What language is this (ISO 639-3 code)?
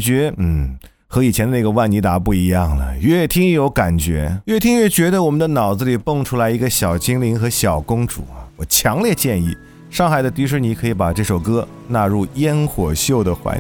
zho